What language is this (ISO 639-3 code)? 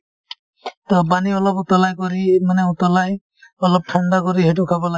asm